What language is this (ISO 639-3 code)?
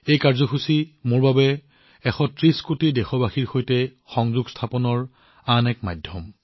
asm